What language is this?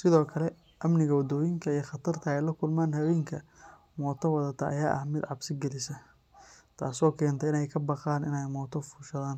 Somali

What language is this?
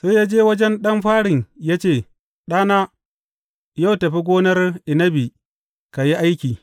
Hausa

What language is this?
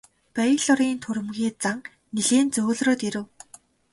Mongolian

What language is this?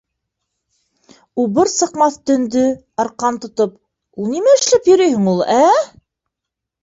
Bashkir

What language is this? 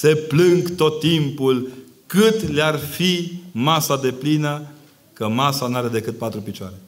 Romanian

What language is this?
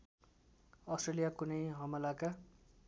Nepali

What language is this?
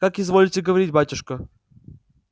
Russian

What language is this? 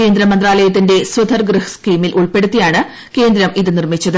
Malayalam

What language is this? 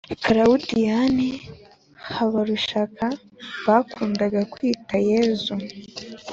Kinyarwanda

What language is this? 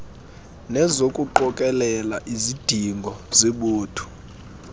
Xhosa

